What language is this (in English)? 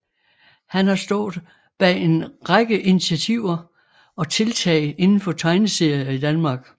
Danish